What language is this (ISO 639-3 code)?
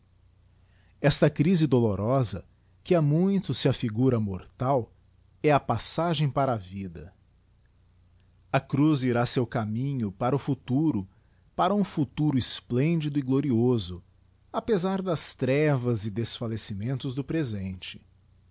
por